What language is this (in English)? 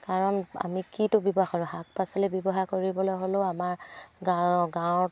Assamese